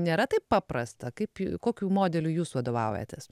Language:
Lithuanian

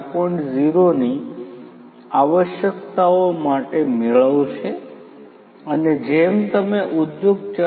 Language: Gujarati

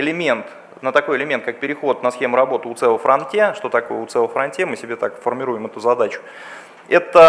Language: Russian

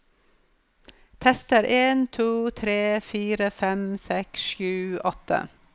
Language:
Norwegian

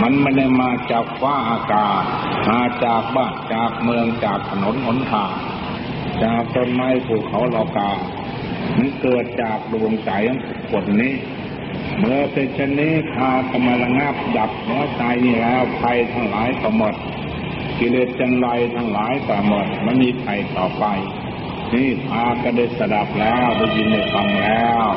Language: Thai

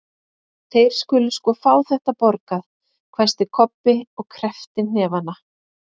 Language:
Icelandic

